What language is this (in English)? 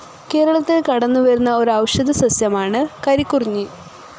Malayalam